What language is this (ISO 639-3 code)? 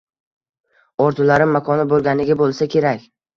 uzb